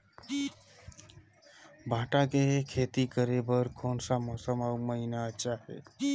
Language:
Chhattisgarhi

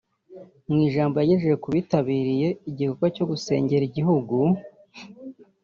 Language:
Kinyarwanda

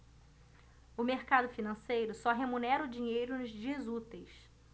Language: Portuguese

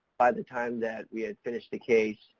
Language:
English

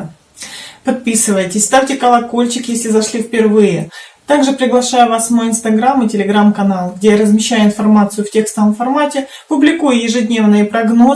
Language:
Russian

